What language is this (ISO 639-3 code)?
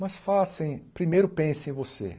por